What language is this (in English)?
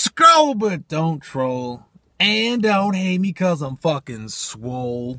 English